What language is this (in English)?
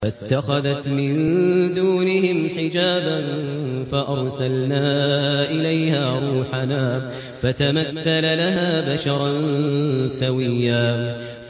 Arabic